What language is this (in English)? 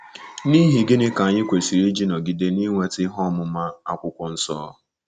Igbo